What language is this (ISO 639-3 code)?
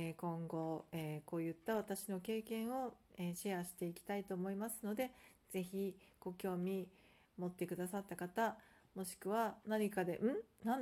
jpn